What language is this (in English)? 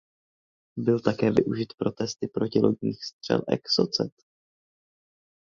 Czech